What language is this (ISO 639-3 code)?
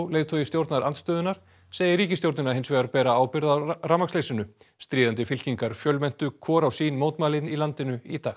isl